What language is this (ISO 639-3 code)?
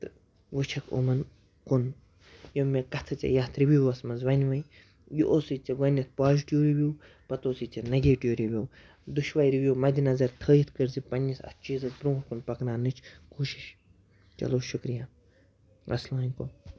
kas